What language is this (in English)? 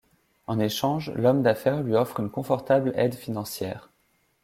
French